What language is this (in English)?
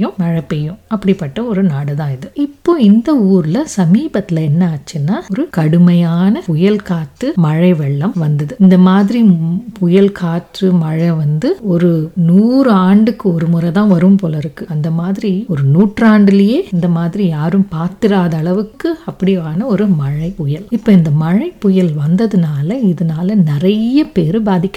Tamil